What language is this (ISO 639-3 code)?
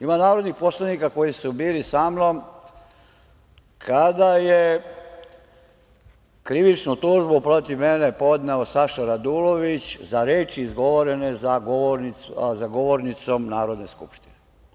srp